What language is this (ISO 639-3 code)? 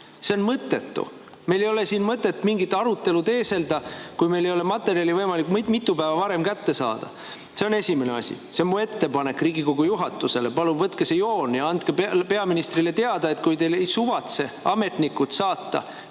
est